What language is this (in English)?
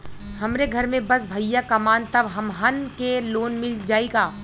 Bhojpuri